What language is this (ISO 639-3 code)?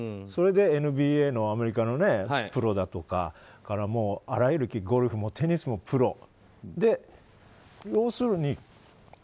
jpn